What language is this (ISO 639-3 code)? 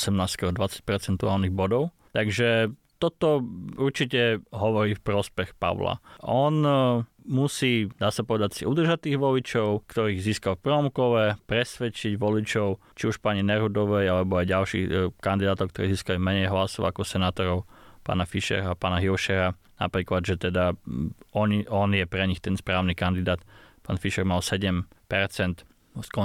slk